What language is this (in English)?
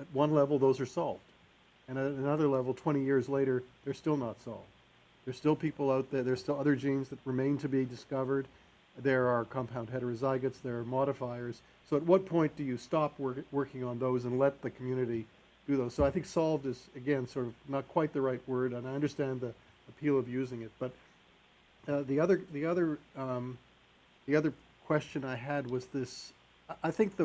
English